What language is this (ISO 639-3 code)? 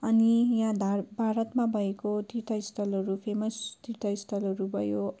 nep